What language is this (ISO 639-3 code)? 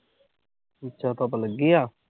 pan